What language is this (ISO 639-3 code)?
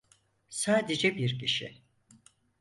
tur